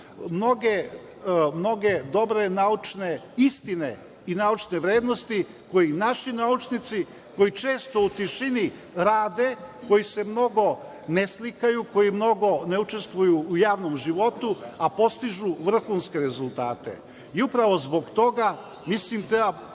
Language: Serbian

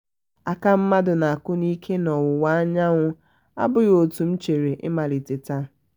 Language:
Igbo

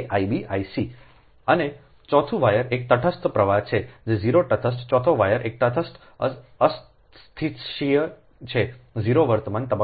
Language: Gujarati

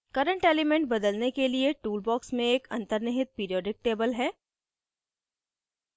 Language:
Hindi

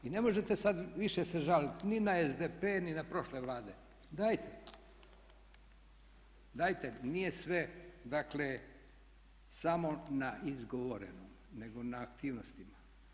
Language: Croatian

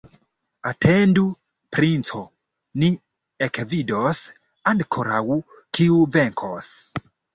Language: Esperanto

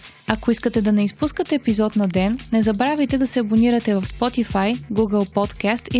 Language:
Bulgarian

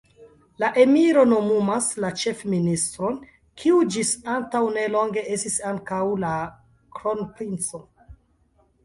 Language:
Esperanto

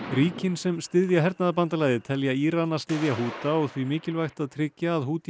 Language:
Icelandic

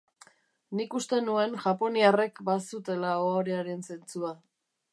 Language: Basque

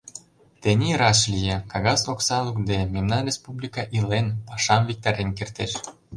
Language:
Mari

